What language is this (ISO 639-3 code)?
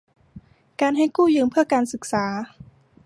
tha